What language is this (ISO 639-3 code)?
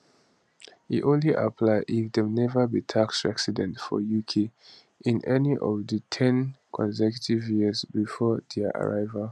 pcm